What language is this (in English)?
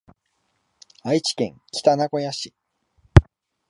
Japanese